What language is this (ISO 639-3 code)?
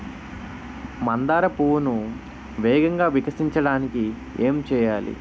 tel